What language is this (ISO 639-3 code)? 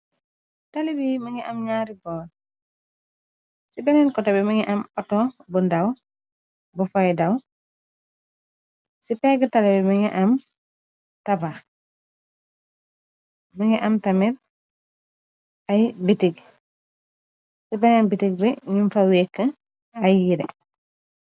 wol